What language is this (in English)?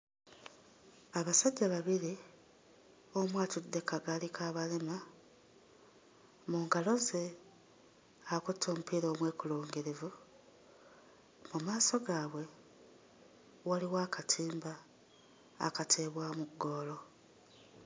Ganda